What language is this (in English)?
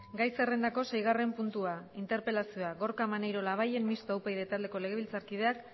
Basque